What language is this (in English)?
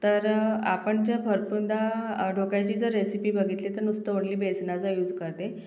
Marathi